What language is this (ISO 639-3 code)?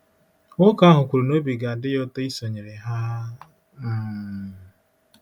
ibo